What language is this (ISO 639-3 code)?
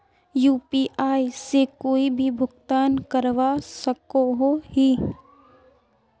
mag